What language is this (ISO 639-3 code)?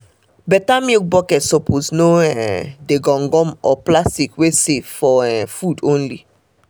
pcm